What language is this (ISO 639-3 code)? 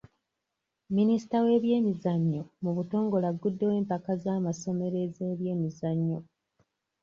lug